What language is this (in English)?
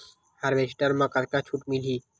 Chhattisgarhi